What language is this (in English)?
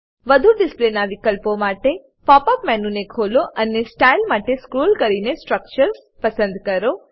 Gujarati